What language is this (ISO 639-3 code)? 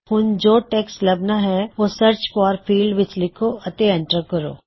pan